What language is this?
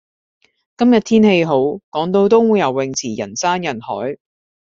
Cantonese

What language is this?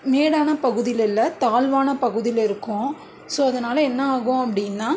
Tamil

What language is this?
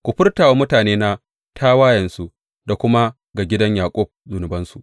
Hausa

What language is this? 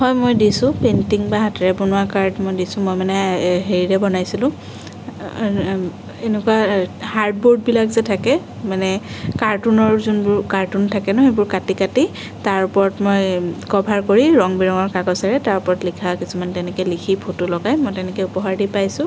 Assamese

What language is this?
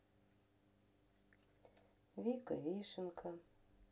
Russian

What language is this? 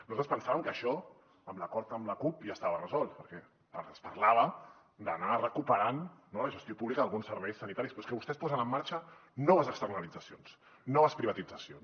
Catalan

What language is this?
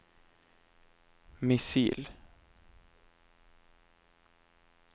Norwegian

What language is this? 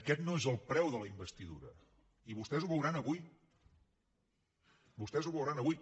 Catalan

